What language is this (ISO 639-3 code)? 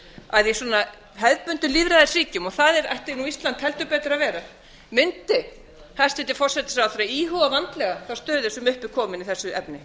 isl